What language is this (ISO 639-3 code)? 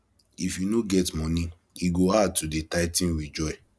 pcm